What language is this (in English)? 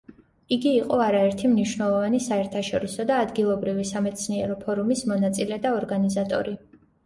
Georgian